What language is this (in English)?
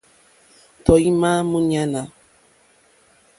Mokpwe